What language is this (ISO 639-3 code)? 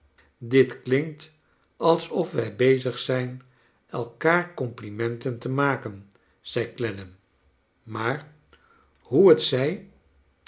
nld